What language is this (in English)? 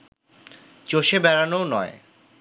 Bangla